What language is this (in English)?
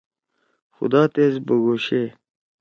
Torwali